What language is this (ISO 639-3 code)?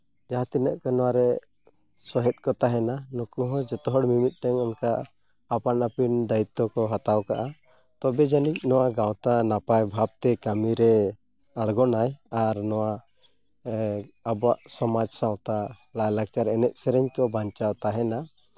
sat